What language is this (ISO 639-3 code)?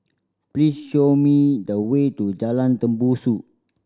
eng